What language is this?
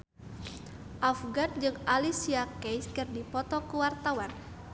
Sundanese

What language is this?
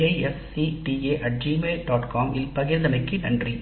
Tamil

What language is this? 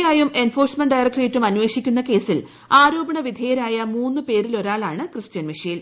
Malayalam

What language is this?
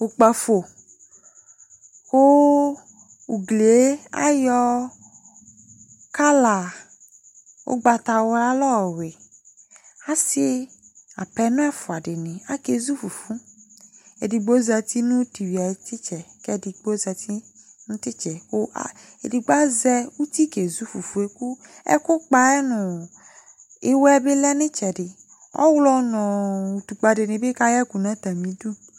Ikposo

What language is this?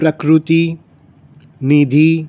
Gujarati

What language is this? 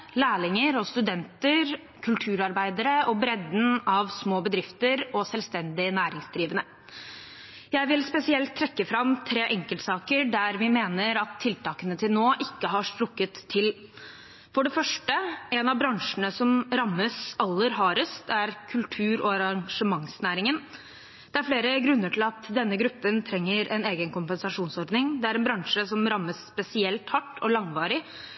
Norwegian Bokmål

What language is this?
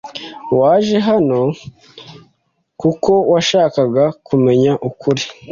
Kinyarwanda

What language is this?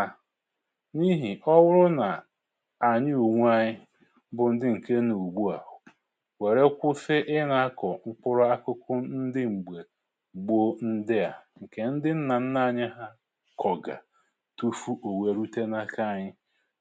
Igbo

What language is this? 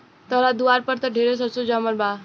Bhojpuri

